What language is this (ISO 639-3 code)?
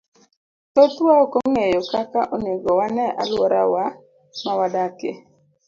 luo